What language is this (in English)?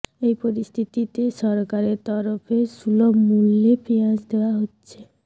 Bangla